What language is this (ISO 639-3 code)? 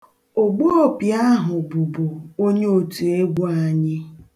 ibo